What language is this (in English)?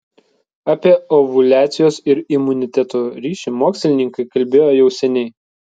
Lithuanian